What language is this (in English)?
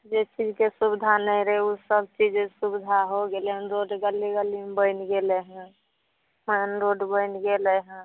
Maithili